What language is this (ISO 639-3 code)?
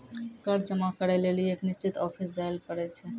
mai